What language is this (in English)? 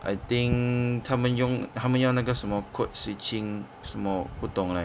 English